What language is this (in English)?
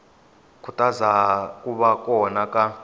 Tsonga